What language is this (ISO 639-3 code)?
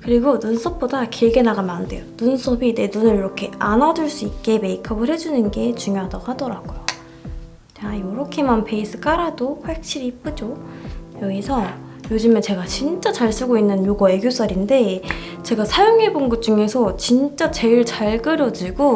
kor